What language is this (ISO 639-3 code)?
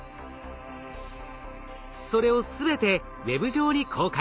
jpn